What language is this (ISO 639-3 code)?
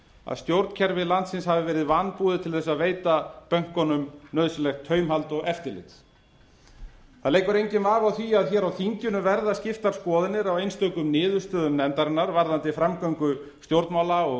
isl